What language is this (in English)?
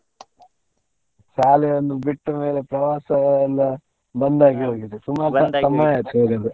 Kannada